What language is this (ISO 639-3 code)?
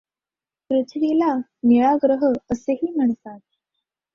mar